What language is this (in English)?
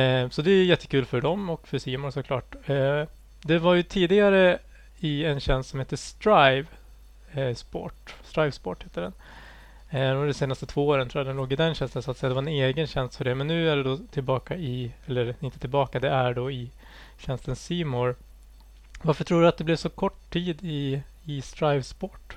Swedish